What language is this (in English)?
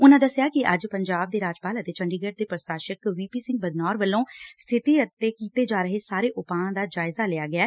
Punjabi